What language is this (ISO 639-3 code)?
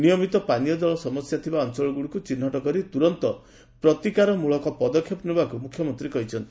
ori